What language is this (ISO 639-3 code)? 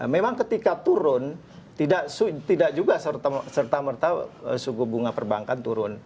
ind